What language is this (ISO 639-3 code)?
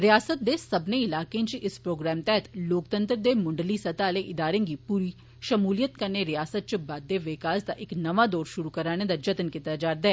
doi